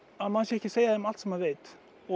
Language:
Icelandic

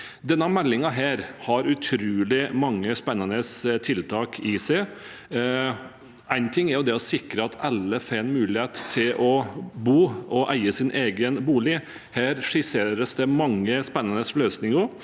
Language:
Norwegian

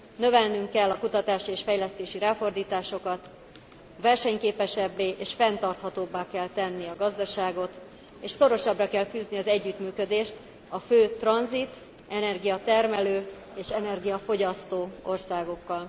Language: Hungarian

